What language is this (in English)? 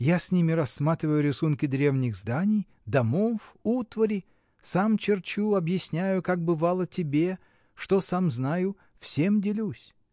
Russian